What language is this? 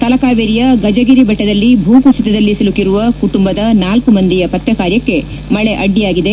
Kannada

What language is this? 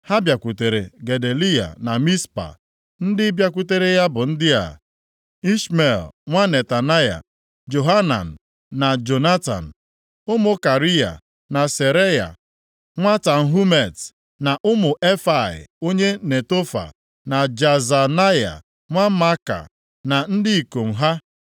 Igbo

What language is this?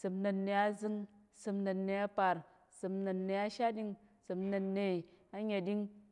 Tarok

